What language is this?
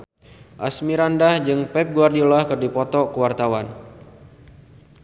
Sundanese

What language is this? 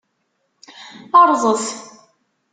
Kabyle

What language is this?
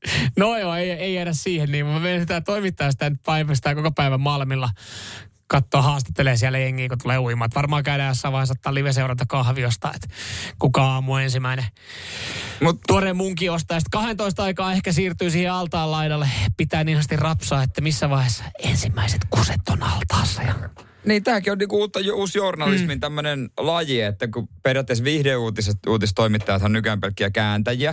Finnish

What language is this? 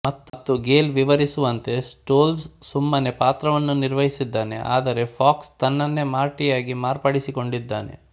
Kannada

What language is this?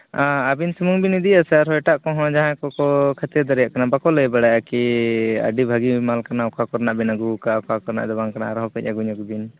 Santali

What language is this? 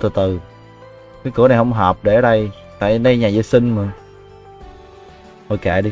Vietnamese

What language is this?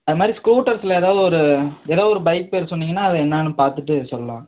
Tamil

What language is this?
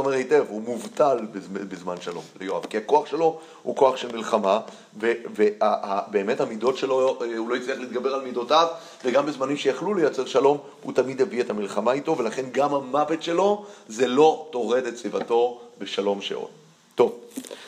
Hebrew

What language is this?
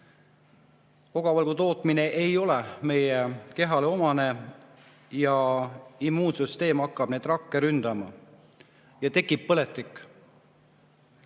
Estonian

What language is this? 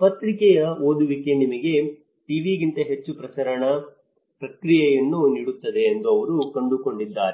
Kannada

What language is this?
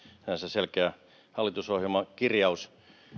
Finnish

